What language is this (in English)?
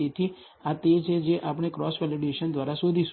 Gujarati